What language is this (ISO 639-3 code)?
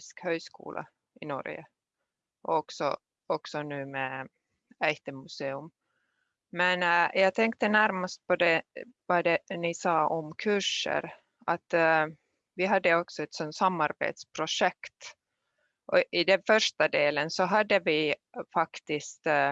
swe